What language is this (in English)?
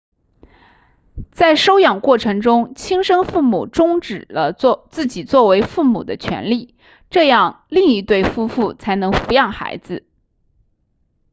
Chinese